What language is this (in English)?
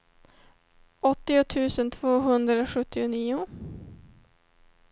Swedish